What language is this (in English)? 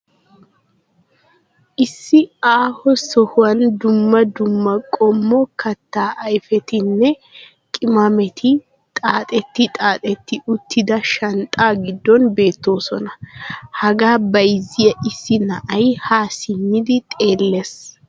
Wolaytta